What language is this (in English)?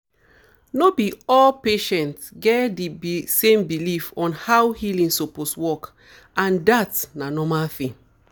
Nigerian Pidgin